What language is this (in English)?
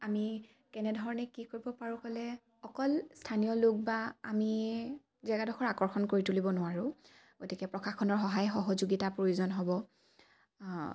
Assamese